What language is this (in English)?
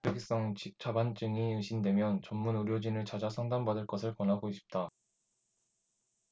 Korean